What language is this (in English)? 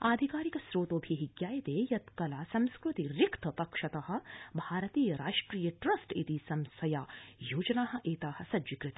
Sanskrit